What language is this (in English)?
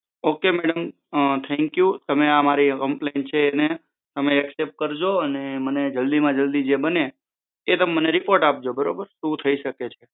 Gujarati